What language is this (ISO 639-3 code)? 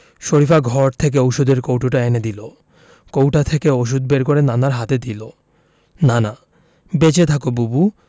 ben